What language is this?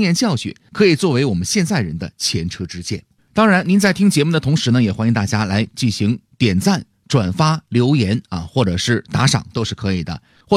Chinese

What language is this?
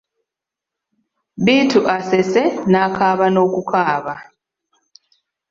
Ganda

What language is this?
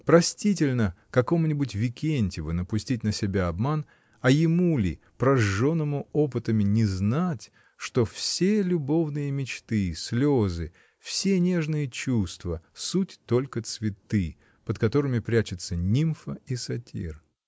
Russian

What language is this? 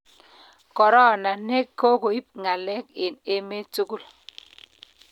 Kalenjin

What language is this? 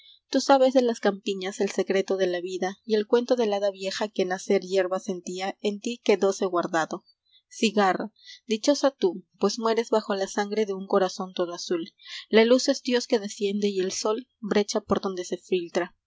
Spanish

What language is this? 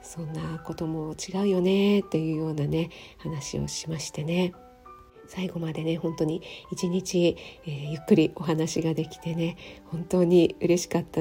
Japanese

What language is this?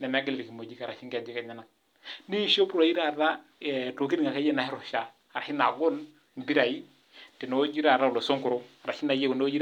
Masai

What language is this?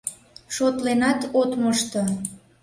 Mari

